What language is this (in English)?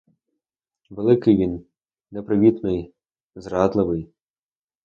Ukrainian